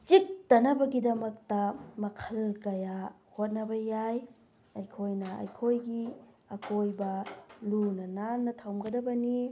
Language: Manipuri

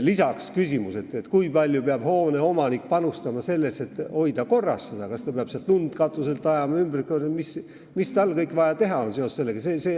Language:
Estonian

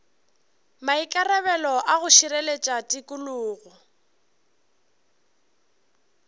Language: Northern Sotho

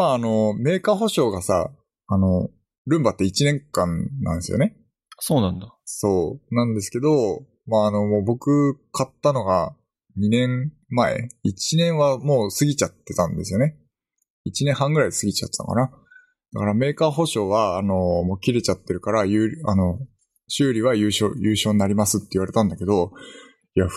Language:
Japanese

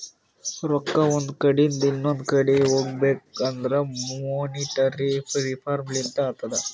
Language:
Kannada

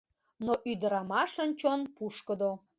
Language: Mari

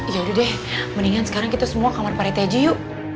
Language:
Indonesian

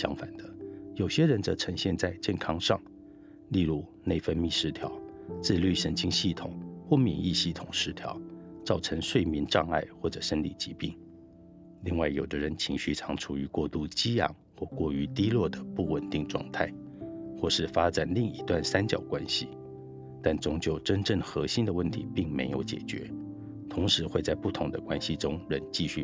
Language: Chinese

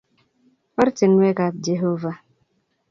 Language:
Kalenjin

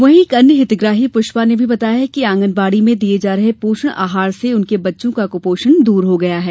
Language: Hindi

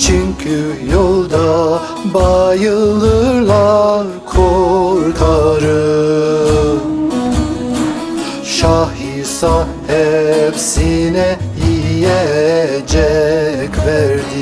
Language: Turkish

